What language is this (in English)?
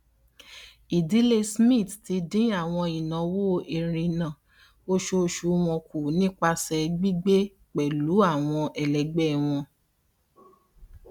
Yoruba